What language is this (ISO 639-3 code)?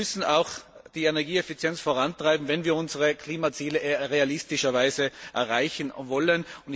deu